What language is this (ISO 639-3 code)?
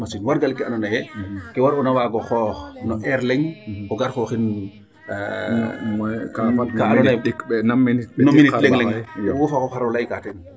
srr